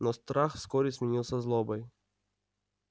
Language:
Russian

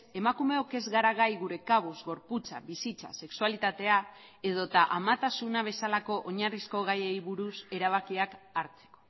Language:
Basque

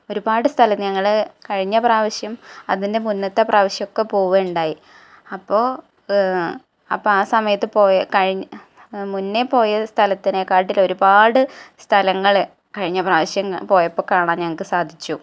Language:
Malayalam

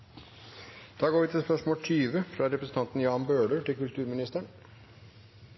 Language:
Norwegian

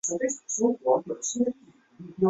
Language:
Chinese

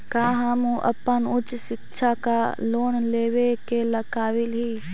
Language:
Magahi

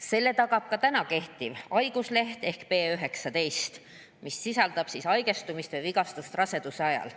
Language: Estonian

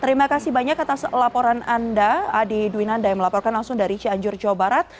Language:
Indonesian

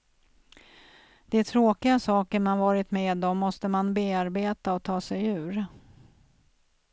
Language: Swedish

